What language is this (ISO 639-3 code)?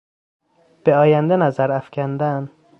fas